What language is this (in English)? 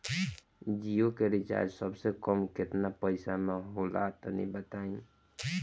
Bhojpuri